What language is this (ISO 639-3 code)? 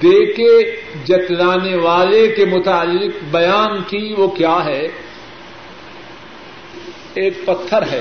urd